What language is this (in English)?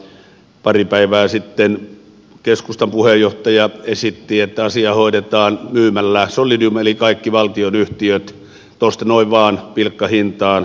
Finnish